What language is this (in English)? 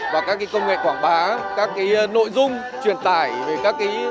Vietnamese